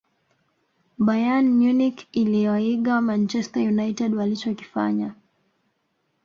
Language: Swahili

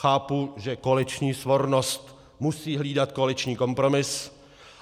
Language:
Czech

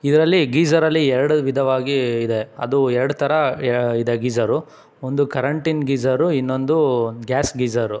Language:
Kannada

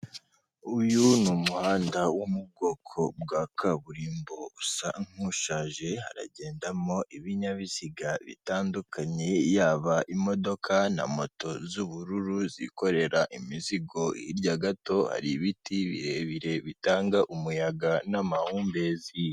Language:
Kinyarwanda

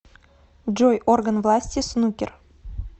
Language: Russian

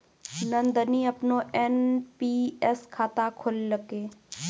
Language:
Maithili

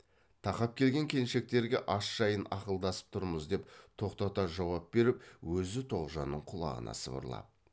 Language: Kazakh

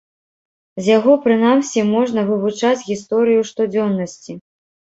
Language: Belarusian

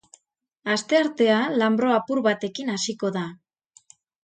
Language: Basque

